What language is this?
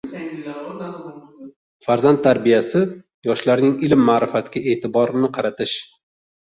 Uzbek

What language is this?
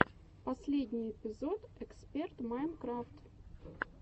Russian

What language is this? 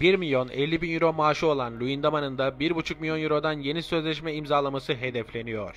Turkish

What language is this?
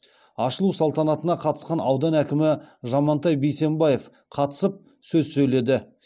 Kazakh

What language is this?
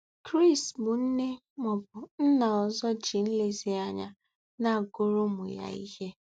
Igbo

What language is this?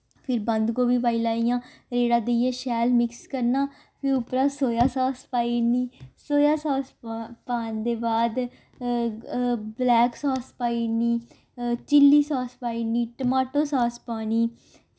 Dogri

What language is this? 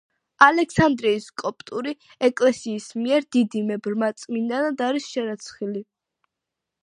Georgian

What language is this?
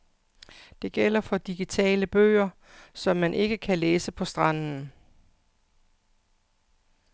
Danish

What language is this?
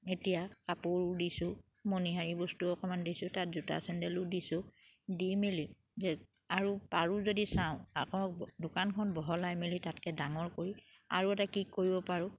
Assamese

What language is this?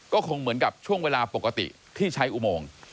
Thai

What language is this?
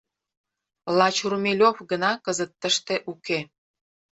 Mari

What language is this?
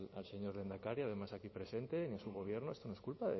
Spanish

